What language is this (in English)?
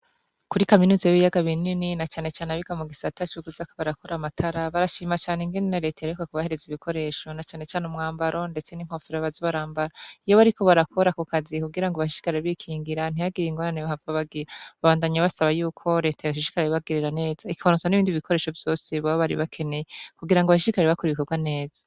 Rundi